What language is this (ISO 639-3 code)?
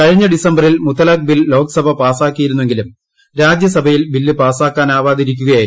mal